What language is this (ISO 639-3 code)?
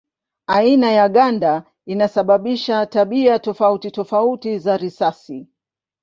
swa